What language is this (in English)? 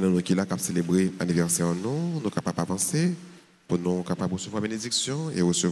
French